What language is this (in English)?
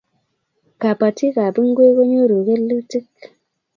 Kalenjin